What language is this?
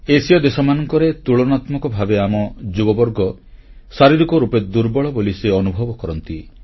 Odia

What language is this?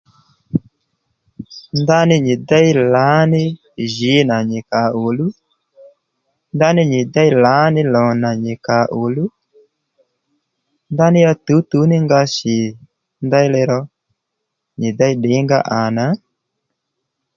Lendu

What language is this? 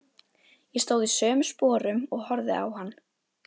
Icelandic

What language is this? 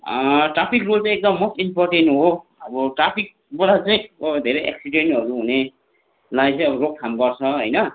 Nepali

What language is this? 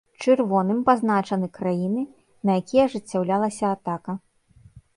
Belarusian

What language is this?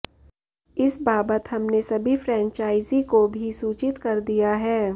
Hindi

